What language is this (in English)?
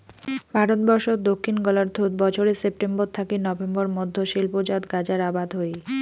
Bangla